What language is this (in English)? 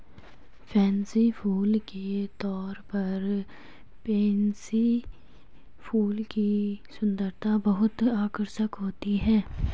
Hindi